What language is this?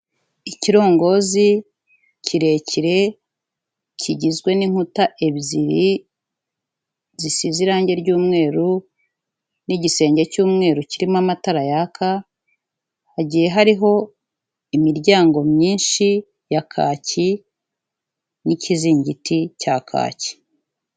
Kinyarwanda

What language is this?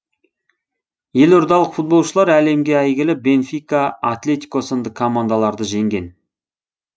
Kazakh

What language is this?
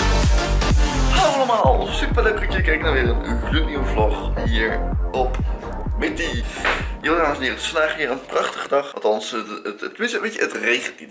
Dutch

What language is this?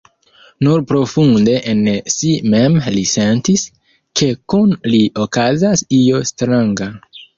Esperanto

